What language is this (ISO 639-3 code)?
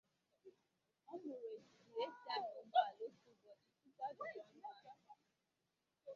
ibo